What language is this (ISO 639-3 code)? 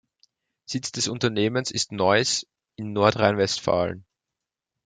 deu